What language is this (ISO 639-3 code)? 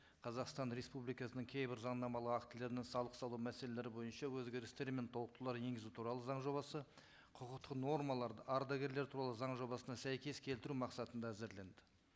kaz